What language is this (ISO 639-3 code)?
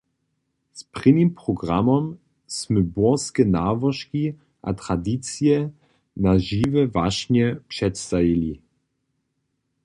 hsb